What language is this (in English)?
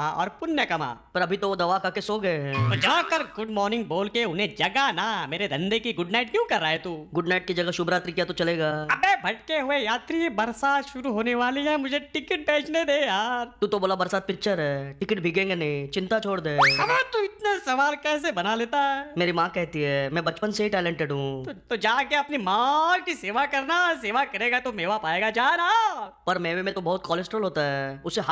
Hindi